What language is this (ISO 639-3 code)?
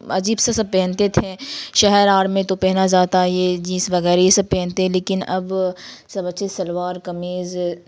urd